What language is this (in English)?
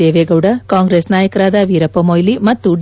Kannada